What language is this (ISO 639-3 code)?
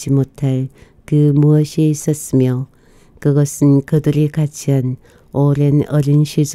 kor